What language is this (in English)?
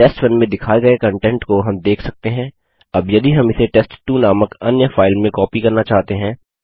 Hindi